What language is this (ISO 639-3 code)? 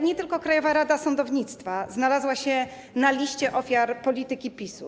pol